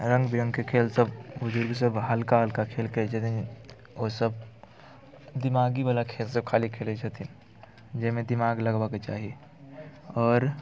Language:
Maithili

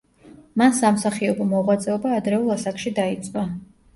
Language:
Georgian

